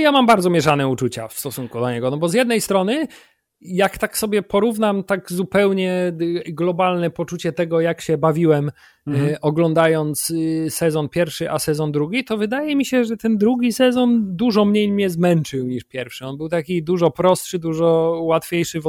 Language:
Polish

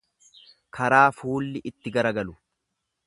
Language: Oromo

